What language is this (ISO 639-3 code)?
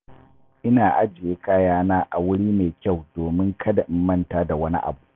hau